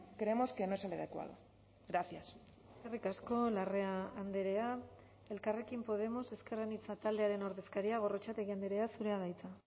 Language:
Basque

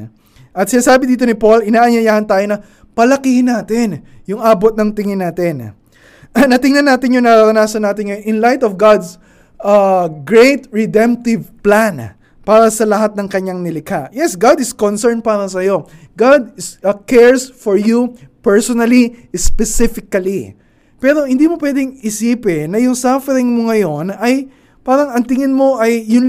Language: Filipino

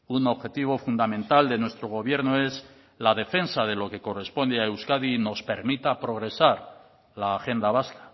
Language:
Spanish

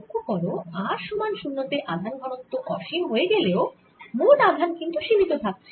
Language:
Bangla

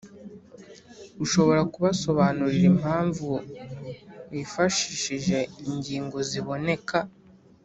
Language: Kinyarwanda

